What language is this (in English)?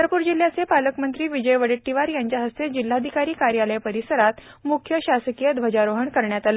Marathi